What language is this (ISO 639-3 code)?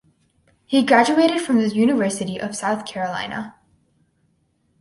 eng